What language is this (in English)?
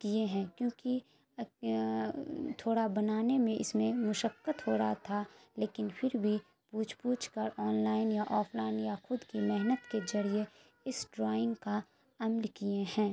Urdu